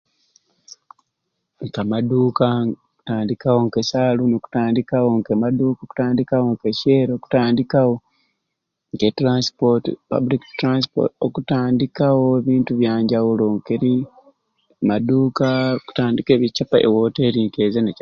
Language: Ruuli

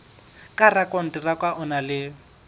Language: Southern Sotho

